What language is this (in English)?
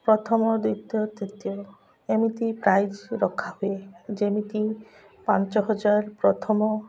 Odia